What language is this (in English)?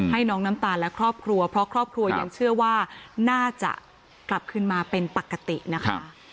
Thai